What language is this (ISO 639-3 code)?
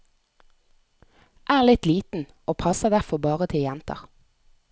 nor